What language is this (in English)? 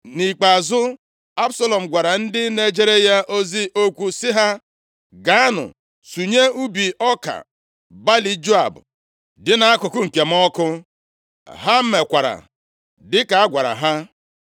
Igbo